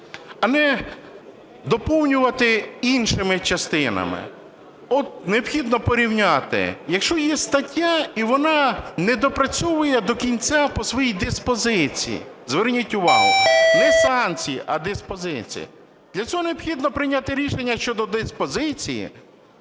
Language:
Ukrainian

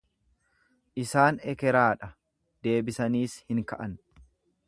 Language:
Oromo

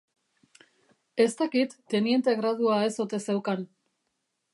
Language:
Basque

